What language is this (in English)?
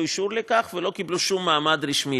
Hebrew